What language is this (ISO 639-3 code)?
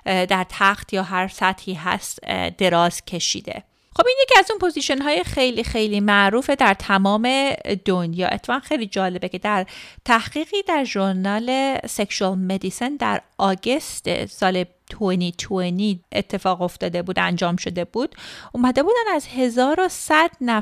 fas